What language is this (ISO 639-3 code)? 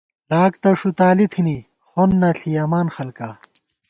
gwt